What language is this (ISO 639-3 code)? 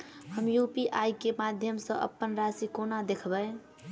mai